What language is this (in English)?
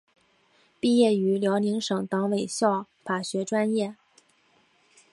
Chinese